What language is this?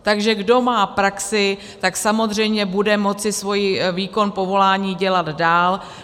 Czech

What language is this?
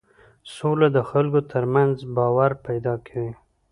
Pashto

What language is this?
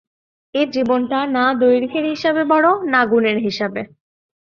Bangla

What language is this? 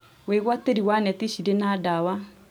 Kikuyu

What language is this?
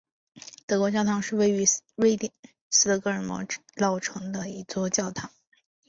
Chinese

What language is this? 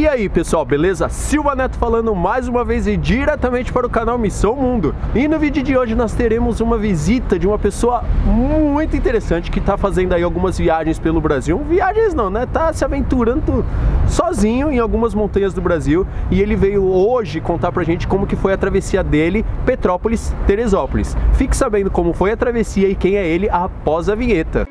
Portuguese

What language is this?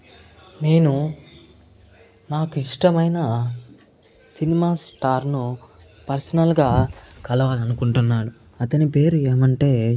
Telugu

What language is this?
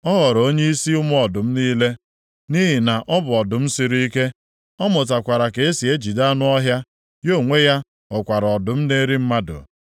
Igbo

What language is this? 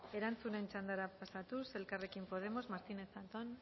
Basque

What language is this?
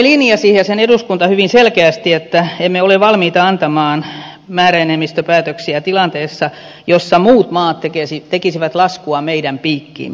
Finnish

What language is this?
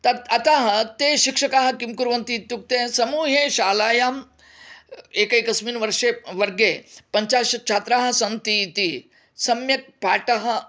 Sanskrit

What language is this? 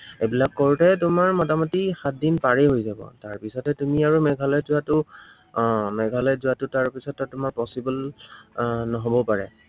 Assamese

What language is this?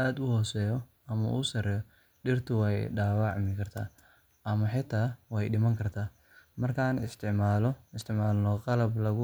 Somali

